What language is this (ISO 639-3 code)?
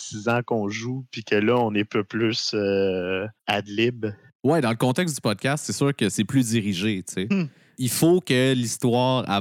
fra